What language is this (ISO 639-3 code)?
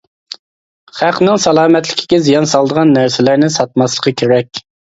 uig